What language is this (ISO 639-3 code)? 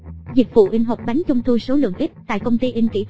vie